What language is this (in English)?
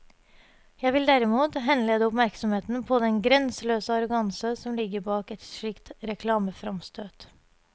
Norwegian